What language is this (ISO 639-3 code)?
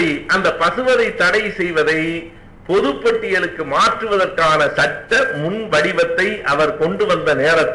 tam